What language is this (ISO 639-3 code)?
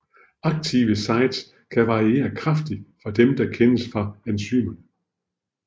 dan